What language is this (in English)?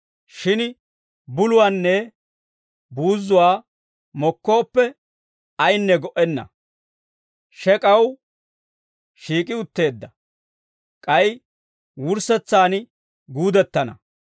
Dawro